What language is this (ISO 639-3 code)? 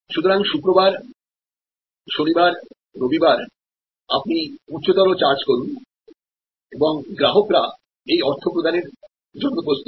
ben